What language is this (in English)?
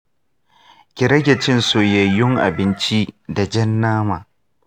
Hausa